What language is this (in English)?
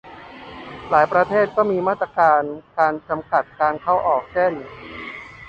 Thai